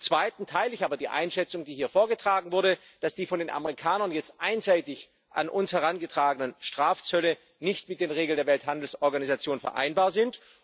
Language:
German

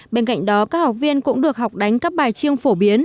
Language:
Vietnamese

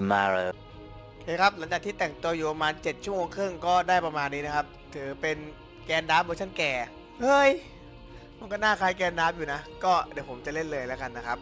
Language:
Thai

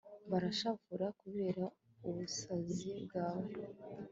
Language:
Kinyarwanda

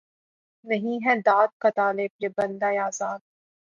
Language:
Urdu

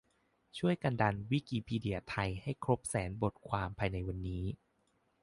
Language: Thai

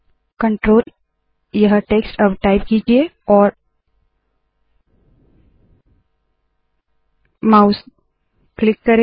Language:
Hindi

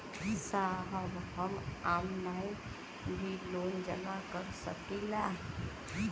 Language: Bhojpuri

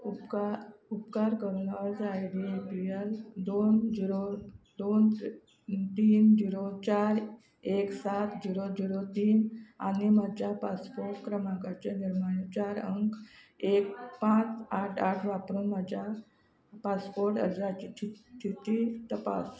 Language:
Konkani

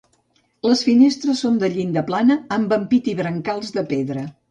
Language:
Catalan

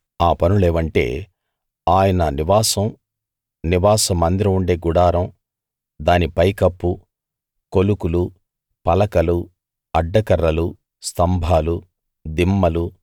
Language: Telugu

